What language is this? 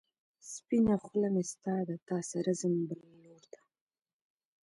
Pashto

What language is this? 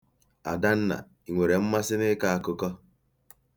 Igbo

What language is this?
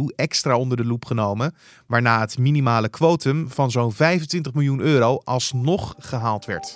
Dutch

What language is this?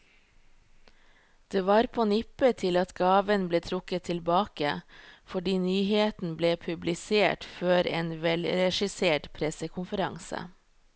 Norwegian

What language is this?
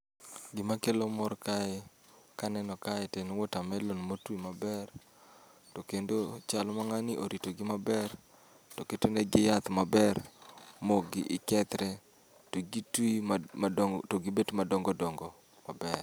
Luo (Kenya and Tanzania)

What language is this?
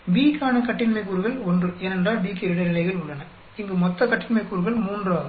Tamil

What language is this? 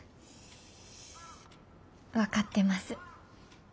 Japanese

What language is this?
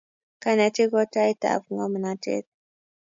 Kalenjin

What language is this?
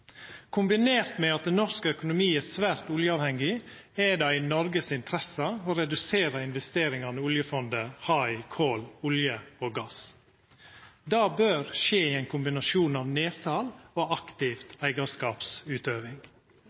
Norwegian Nynorsk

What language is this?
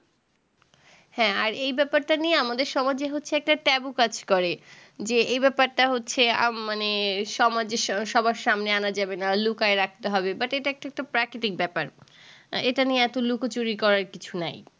Bangla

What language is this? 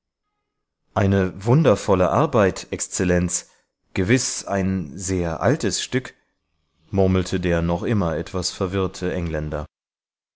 German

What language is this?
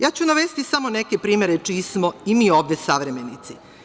Serbian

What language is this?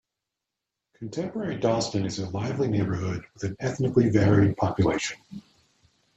English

